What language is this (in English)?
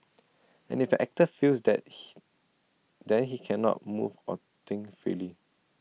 English